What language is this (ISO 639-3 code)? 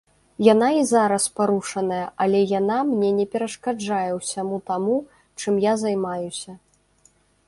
bel